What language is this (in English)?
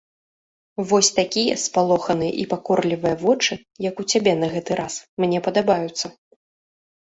Belarusian